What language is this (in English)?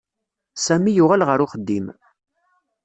Kabyle